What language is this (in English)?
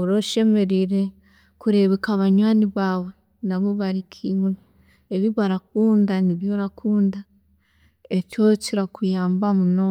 Chiga